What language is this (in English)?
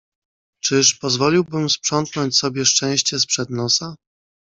Polish